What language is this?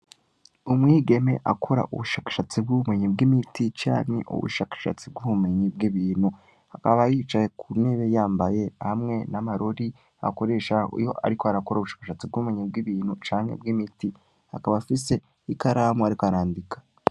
Rundi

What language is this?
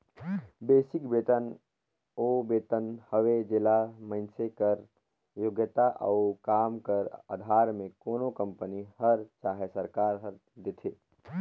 Chhattisgarhi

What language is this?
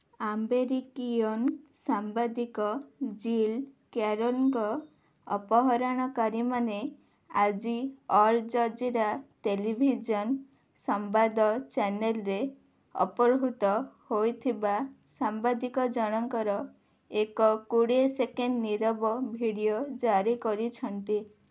Odia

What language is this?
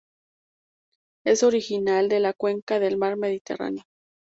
Spanish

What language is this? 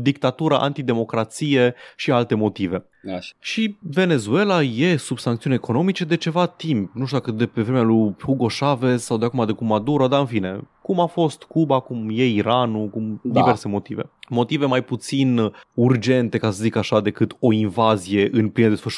Romanian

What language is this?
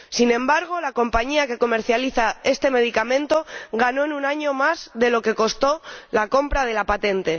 Spanish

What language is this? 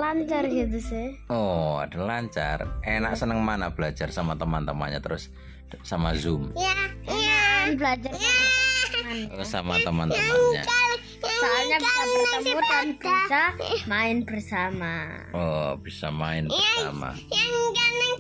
Indonesian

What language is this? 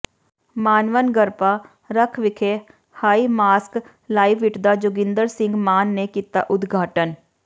Punjabi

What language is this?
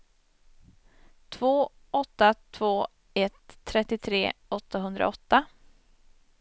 Swedish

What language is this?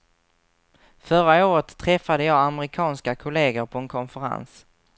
Swedish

